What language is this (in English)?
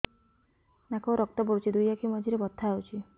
Odia